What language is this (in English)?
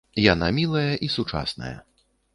Belarusian